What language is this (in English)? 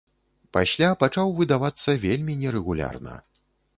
Belarusian